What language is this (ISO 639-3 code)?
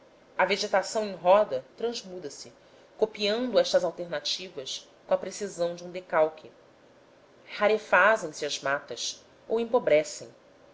por